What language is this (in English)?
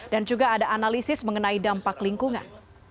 Indonesian